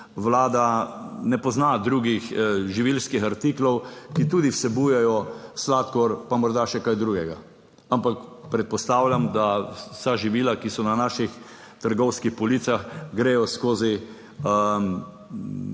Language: Slovenian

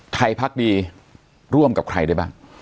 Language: Thai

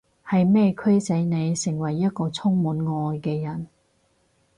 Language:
Cantonese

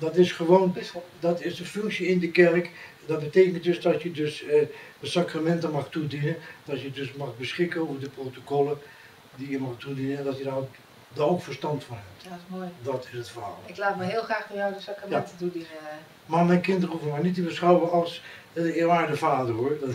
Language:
Dutch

